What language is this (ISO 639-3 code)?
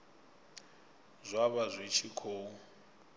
ven